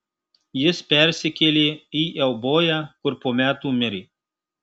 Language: Lithuanian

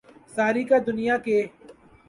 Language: Urdu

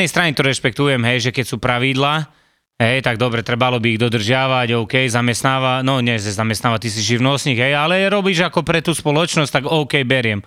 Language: Slovak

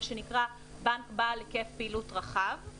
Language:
Hebrew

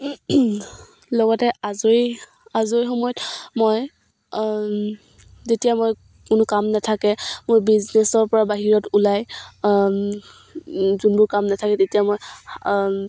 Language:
Assamese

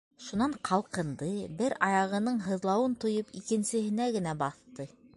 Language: Bashkir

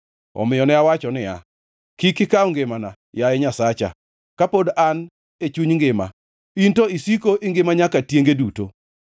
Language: Luo (Kenya and Tanzania)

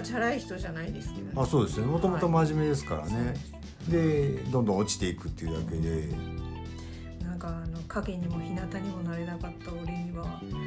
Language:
Japanese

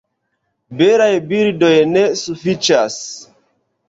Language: Esperanto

